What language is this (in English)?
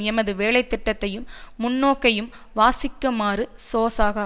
Tamil